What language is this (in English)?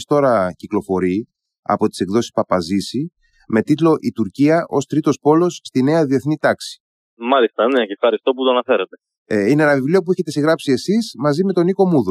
Greek